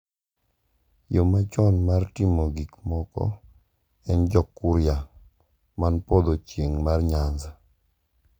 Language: Luo (Kenya and Tanzania)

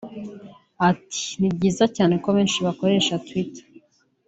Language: Kinyarwanda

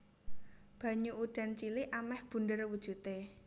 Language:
Javanese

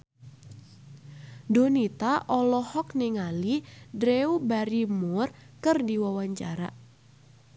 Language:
Sundanese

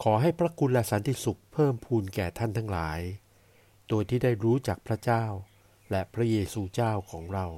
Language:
Thai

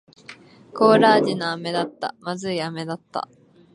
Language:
Japanese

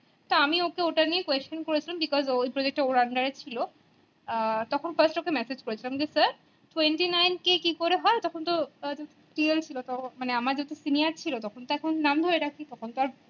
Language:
Bangla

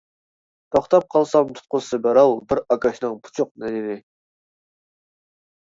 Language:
Uyghur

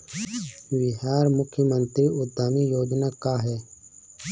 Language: Bhojpuri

